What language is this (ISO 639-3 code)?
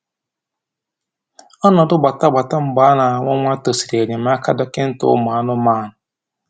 ibo